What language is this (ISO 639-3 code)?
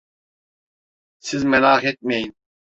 tur